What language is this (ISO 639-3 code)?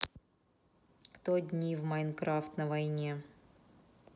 rus